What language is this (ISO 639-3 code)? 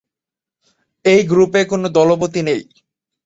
ben